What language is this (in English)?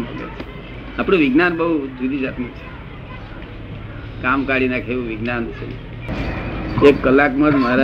Gujarati